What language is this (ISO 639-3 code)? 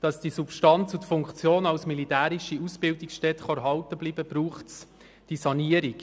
gsw